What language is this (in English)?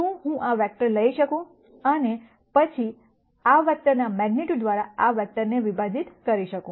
Gujarati